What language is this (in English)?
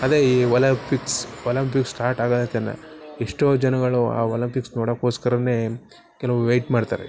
Kannada